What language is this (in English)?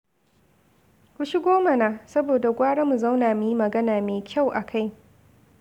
Hausa